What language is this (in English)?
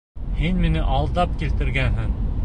Bashkir